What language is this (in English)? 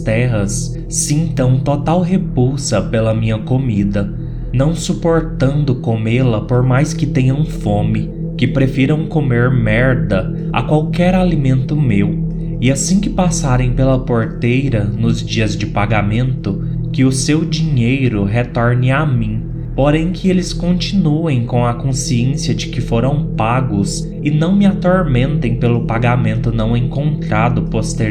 Portuguese